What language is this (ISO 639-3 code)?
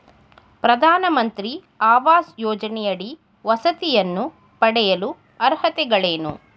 kan